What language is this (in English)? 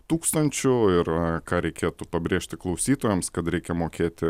Lithuanian